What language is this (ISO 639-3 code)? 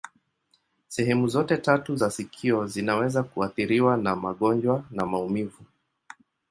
swa